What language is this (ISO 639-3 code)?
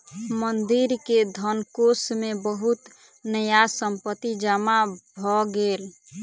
mai